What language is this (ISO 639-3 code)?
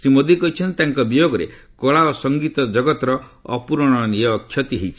ori